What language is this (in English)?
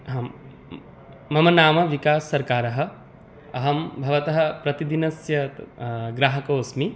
Sanskrit